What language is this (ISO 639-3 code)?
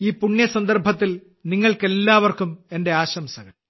mal